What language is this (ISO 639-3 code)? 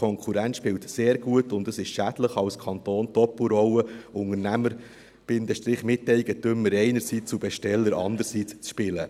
gsw